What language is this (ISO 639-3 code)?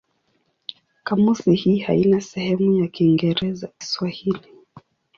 swa